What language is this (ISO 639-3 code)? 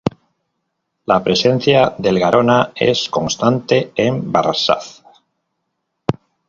spa